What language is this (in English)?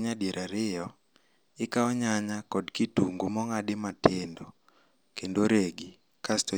Luo (Kenya and Tanzania)